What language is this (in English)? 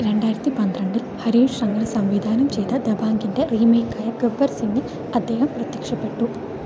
Malayalam